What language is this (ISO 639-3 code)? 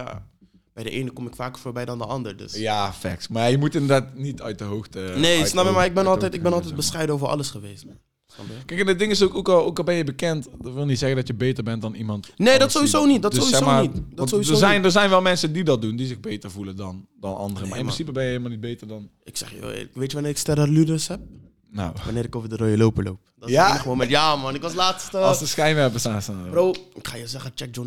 nld